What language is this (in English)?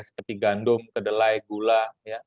Indonesian